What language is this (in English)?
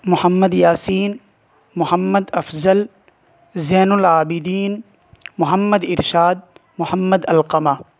Urdu